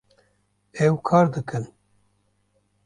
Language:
Kurdish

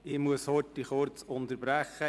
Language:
Swiss German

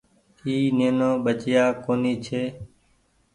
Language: Goaria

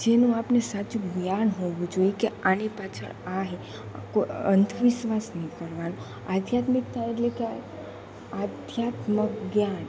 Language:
Gujarati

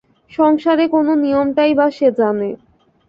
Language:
Bangla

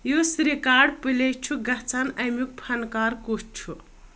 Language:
Kashmiri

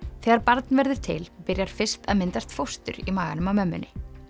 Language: Icelandic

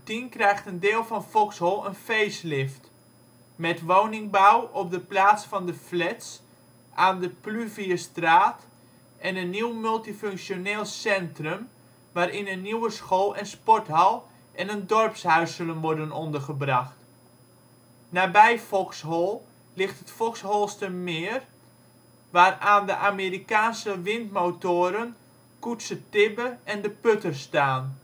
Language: Dutch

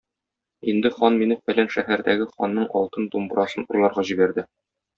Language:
Tatar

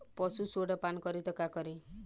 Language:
Bhojpuri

